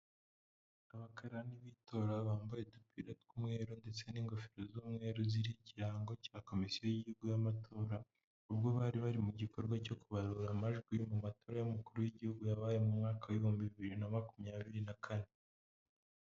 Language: Kinyarwanda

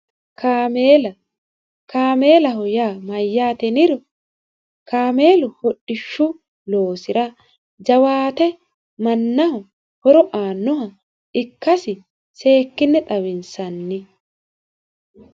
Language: Sidamo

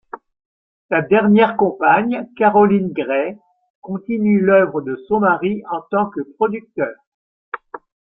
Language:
French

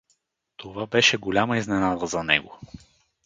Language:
Bulgarian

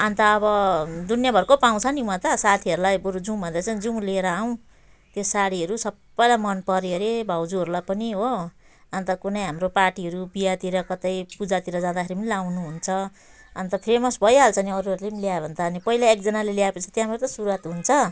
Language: Nepali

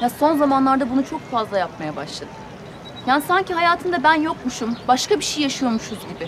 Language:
Turkish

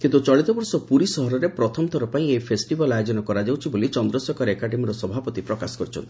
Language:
Odia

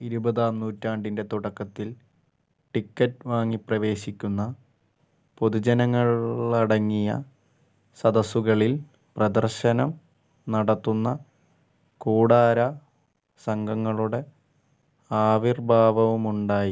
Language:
Malayalam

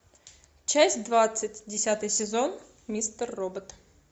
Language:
Russian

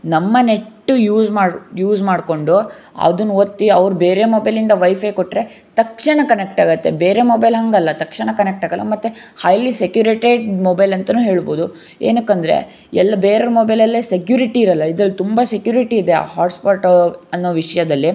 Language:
Kannada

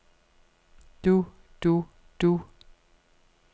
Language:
Danish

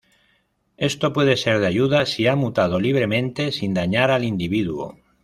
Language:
Spanish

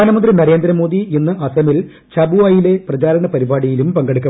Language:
Malayalam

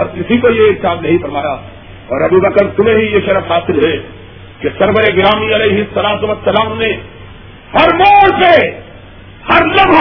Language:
Urdu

